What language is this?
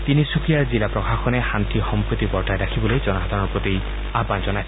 Assamese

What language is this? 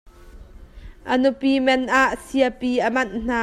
Hakha Chin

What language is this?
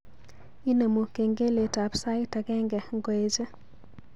Kalenjin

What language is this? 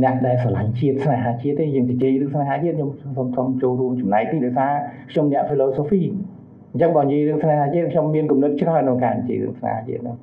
Thai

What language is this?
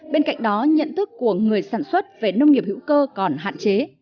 Vietnamese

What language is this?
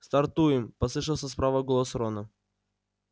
Russian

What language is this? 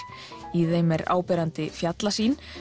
Icelandic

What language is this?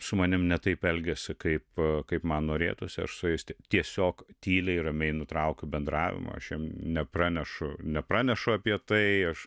Lithuanian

